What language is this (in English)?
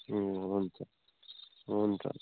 Nepali